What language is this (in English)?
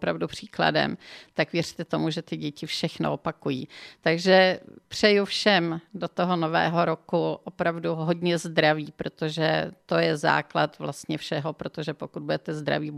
Czech